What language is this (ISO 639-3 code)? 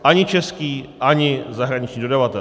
ces